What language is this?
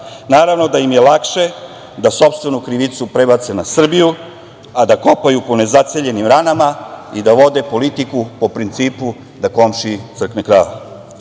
Serbian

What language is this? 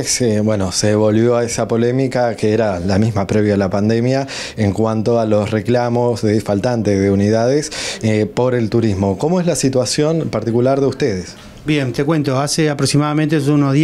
Spanish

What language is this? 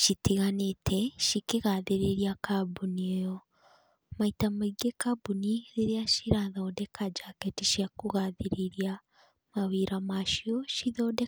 Kikuyu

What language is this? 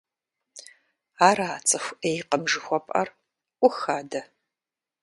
Kabardian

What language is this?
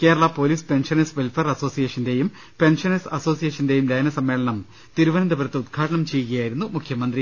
Malayalam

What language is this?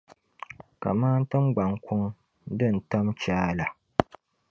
Dagbani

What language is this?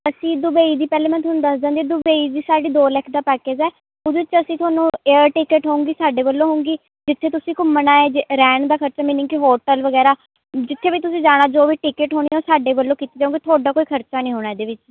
Punjabi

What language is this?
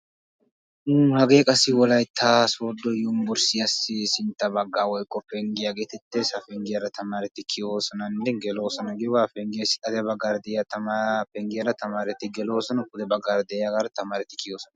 Wolaytta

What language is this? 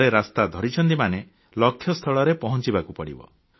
Odia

